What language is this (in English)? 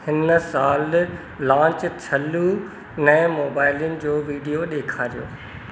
Sindhi